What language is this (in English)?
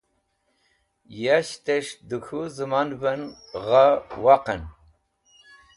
Wakhi